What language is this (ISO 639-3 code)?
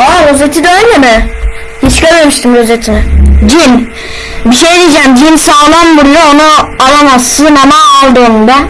tur